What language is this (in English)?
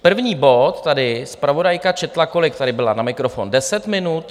Czech